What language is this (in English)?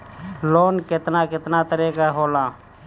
Bhojpuri